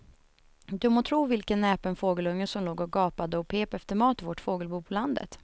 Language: Swedish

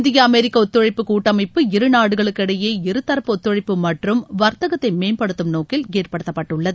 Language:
Tamil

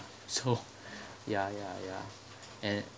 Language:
English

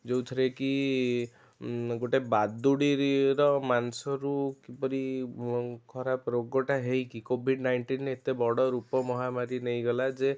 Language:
Odia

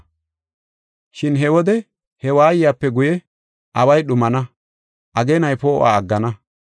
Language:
Gofa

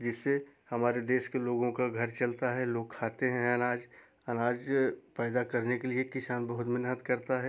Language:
Hindi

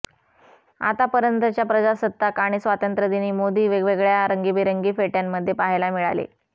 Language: Marathi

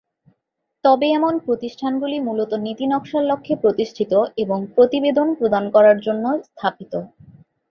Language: Bangla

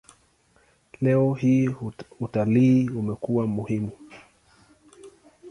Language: Swahili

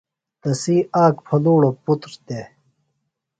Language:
Phalura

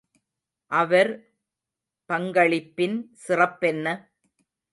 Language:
Tamil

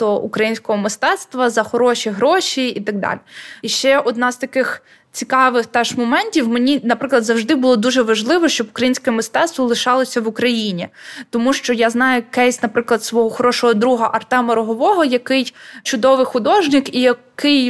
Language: Ukrainian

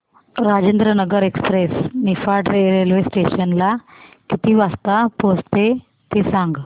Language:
Marathi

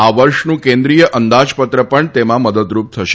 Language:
Gujarati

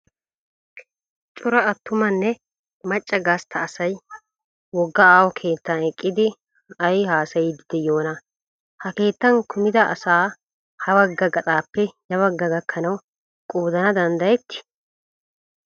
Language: Wolaytta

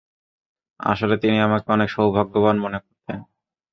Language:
Bangla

